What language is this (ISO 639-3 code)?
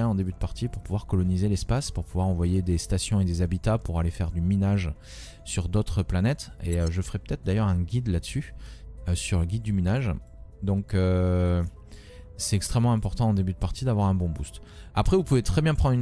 fra